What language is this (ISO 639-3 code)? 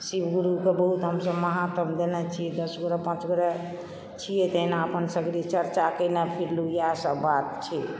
mai